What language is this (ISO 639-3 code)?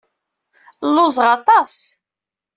kab